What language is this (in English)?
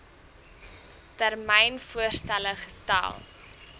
Afrikaans